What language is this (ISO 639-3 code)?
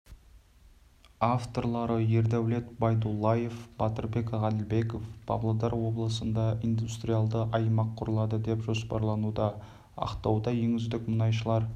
kaz